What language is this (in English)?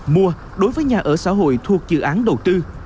Vietnamese